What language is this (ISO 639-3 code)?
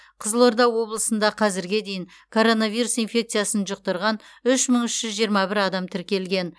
kaz